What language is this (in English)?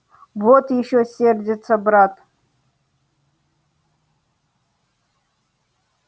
Russian